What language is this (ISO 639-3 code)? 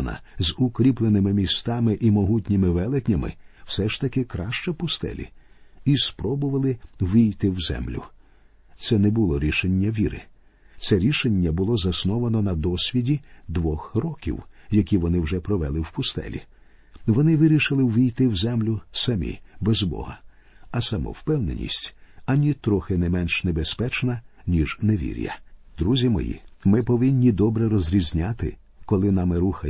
ukr